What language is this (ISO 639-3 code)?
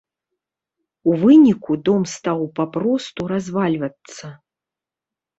bel